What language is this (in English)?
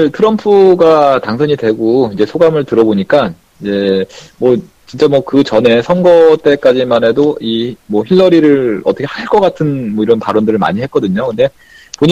Korean